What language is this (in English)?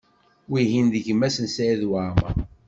Kabyle